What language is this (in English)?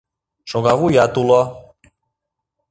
Mari